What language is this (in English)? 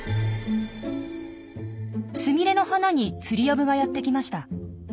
Japanese